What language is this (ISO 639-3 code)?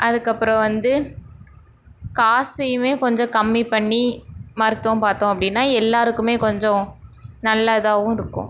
tam